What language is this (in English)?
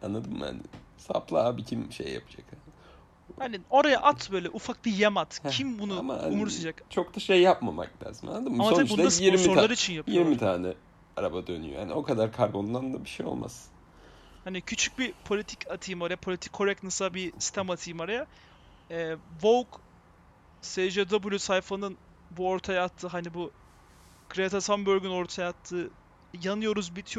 Turkish